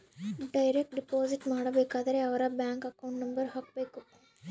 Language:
Kannada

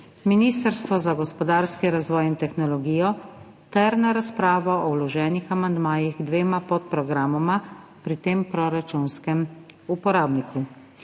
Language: Slovenian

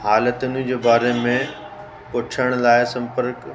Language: Sindhi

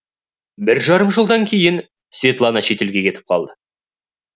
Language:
Kazakh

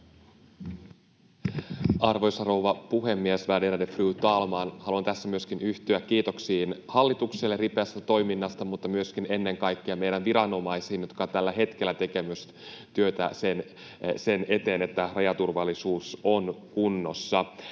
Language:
Finnish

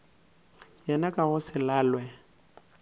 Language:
Northern Sotho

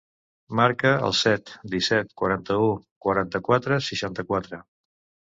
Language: Catalan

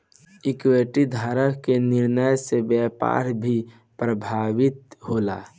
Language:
Bhojpuri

